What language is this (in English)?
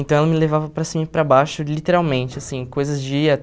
Portuguese